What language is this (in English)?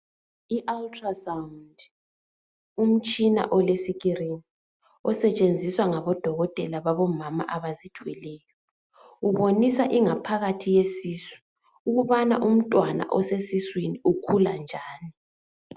North Ndebele